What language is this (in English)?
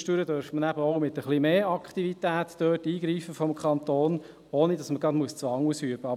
Swiss German